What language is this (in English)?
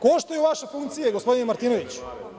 Serbian